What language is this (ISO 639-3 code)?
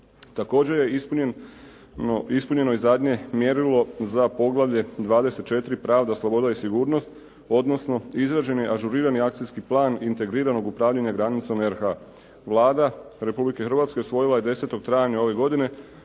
hrv